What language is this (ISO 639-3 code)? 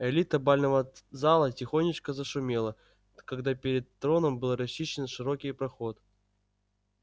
rus